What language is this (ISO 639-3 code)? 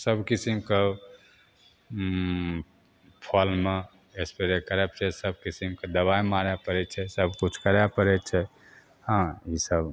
mai